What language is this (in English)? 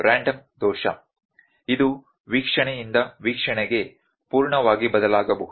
Kannada